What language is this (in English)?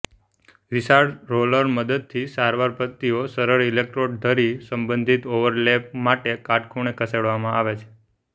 Gujarati